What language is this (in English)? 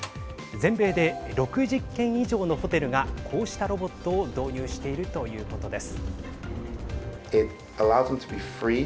Japanese